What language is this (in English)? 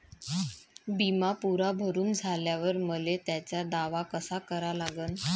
Marathi